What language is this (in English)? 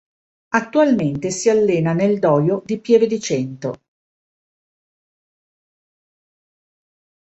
Italian